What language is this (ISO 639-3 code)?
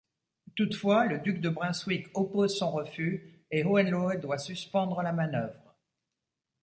fra